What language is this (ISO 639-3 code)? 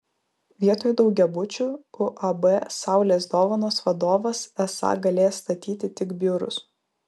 lit